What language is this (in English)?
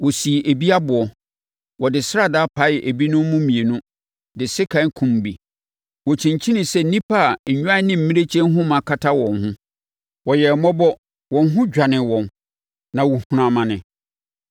Akan